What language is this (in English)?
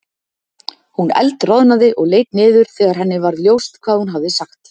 Icelandic